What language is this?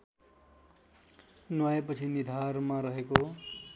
Nepali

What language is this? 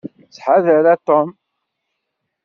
Kabyle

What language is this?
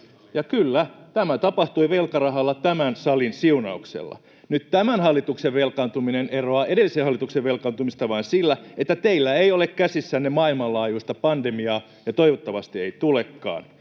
Finnish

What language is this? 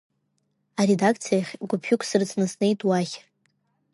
Abkhazian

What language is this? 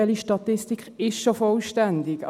Swiss German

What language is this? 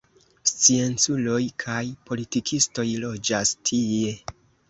Esperanto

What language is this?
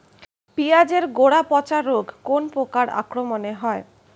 Bangla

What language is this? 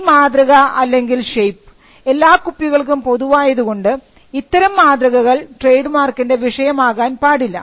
Malayalam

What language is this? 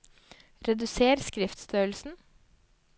Norwegian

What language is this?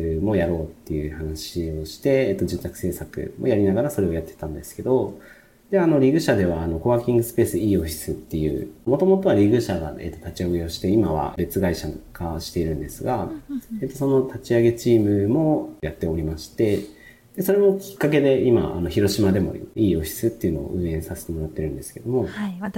Japanese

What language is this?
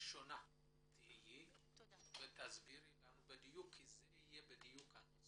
Hebrew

